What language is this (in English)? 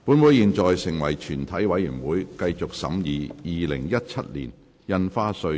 Cantonese